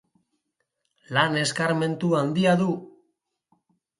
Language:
Basque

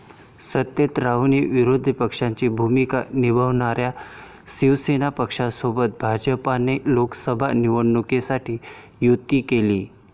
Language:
Marathi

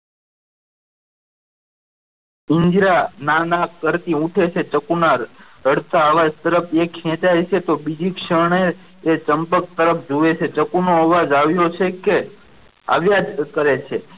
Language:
Gujarati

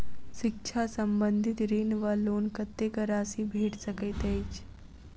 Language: Maithili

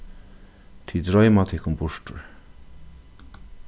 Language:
Faroese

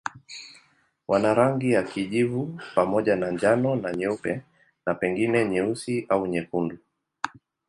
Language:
Swahili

